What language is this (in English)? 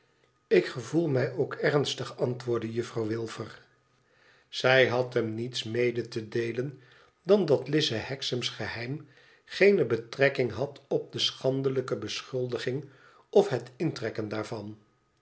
Dutch